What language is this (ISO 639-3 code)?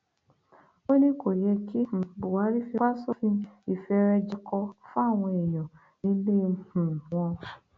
yor